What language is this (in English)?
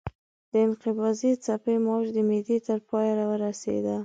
Pashto